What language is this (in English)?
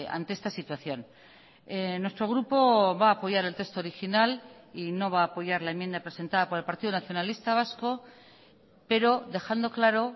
Spanish